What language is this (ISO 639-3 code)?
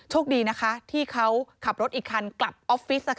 tha